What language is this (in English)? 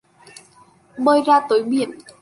Vietnamese